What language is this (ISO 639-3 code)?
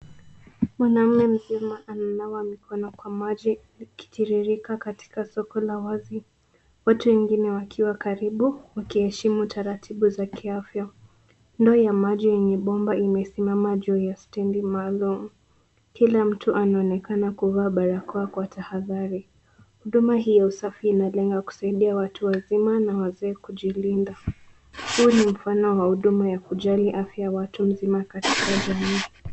swa